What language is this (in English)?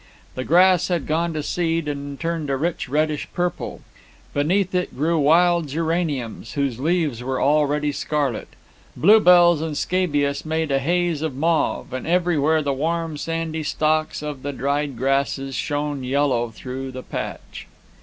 English